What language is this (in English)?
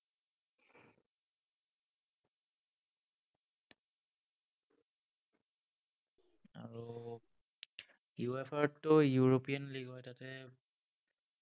Assamese